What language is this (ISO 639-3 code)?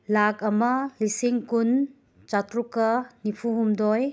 mni